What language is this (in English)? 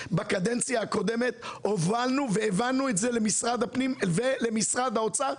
Hebrew